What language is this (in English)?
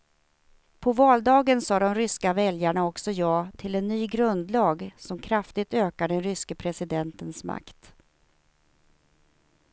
Swedish